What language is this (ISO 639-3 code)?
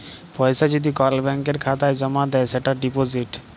ben